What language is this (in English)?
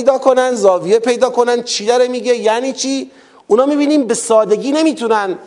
Persian